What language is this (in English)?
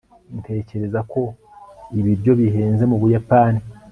Kinyarwanda